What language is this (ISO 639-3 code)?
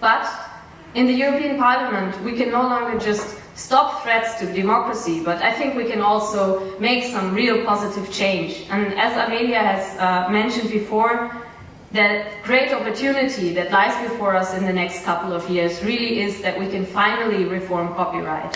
eng